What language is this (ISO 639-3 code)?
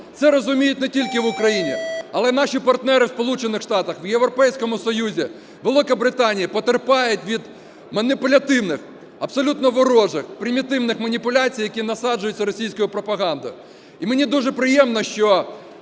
ukr